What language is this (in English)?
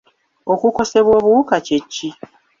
Ganda